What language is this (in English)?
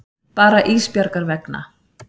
Icelandic